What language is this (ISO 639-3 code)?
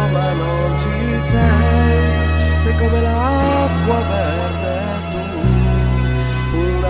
ita